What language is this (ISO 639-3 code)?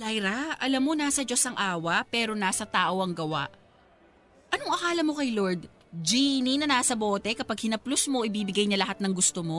fil